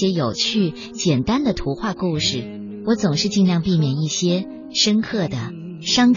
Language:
Chinese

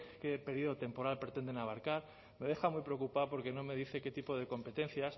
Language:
Spanish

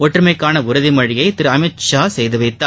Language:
Tamil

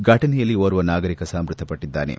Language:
Kannada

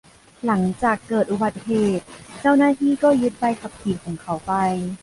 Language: Thai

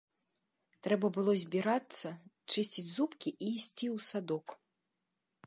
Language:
Belarusian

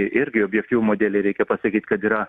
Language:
Lithuanian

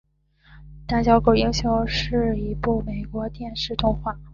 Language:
Chinese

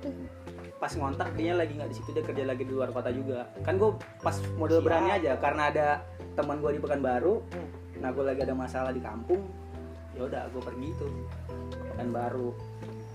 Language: Indonesian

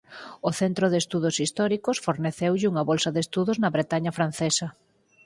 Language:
Galician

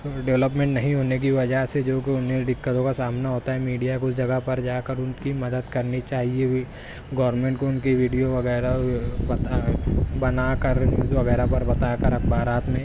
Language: Urdu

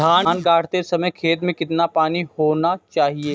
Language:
Hindi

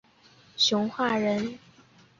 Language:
Chinese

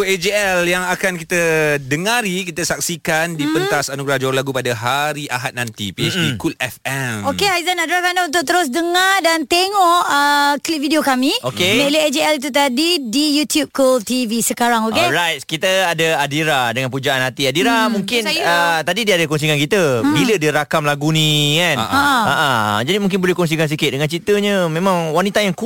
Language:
Malay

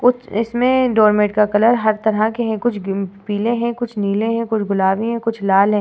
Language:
Hindi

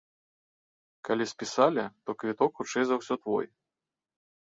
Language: Belarusian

